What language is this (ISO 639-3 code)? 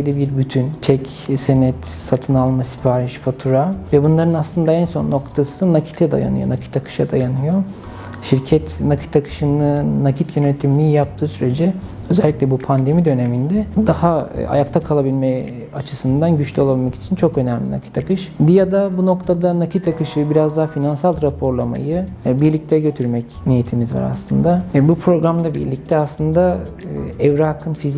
tur